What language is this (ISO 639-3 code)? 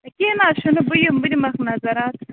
kas